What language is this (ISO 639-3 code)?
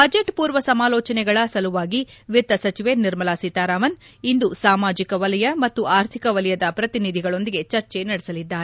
kan